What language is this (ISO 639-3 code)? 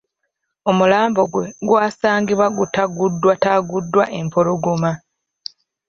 lug